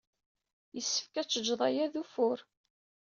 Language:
Kabyle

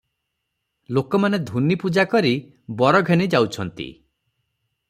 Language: Odia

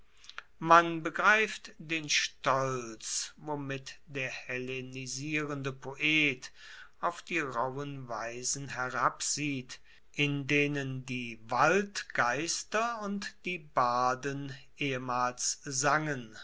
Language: German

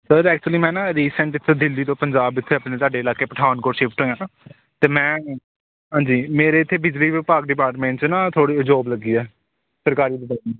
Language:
Punjabi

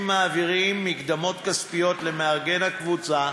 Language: Hebrew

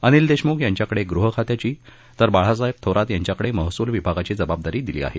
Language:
Marathi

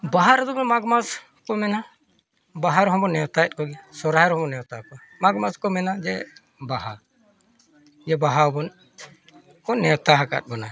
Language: Santali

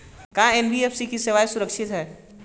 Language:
Bhojpuri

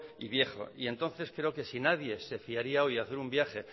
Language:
Spanish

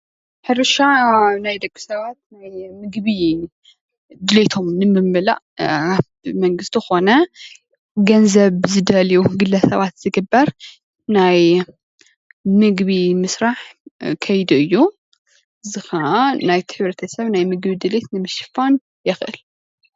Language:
Tigrinya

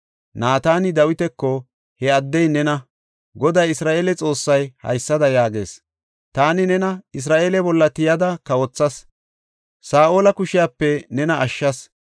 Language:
Gofa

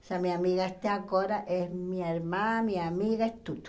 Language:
Portuguese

